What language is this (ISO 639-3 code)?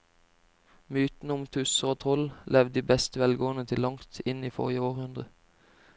nor